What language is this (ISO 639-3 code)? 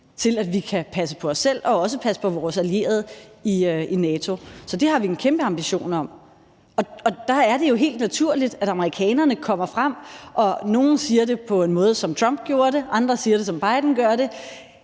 dan